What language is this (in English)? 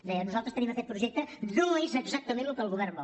Catalan